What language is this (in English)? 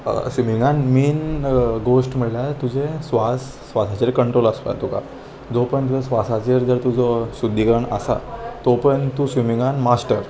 Konkani